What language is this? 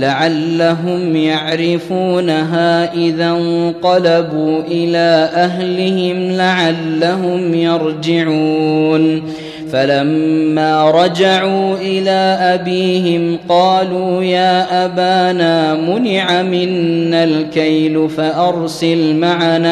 Arabic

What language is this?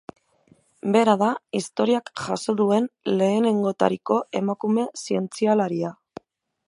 Basque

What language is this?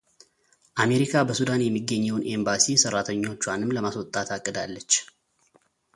Amharic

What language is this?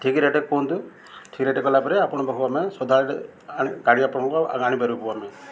Odia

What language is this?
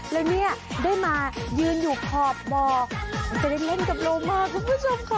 Thai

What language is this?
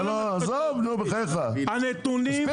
Hebrew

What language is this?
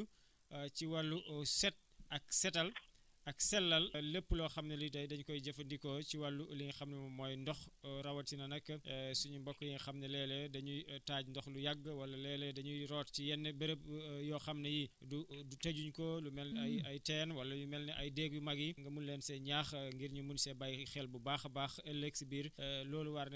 Wolof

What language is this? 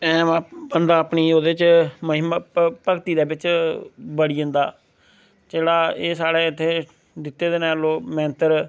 Dogri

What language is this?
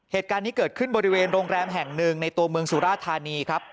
Thai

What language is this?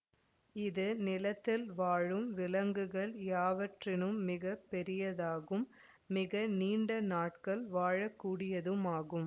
Tamil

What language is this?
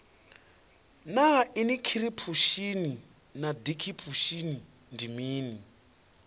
Venda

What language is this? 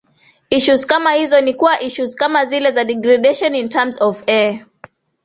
Swahili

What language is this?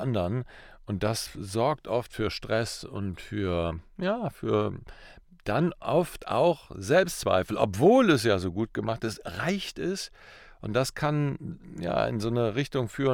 German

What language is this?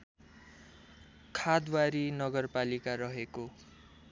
Nepali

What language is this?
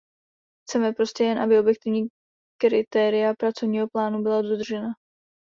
Czech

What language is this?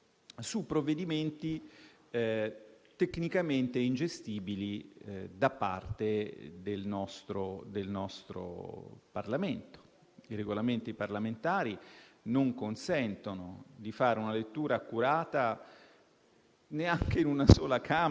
Italian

